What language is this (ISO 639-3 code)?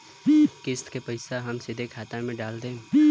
bho